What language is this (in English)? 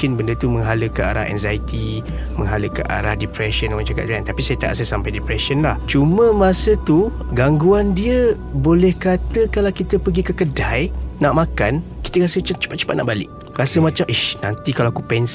Malay